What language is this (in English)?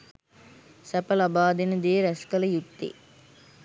Sinhala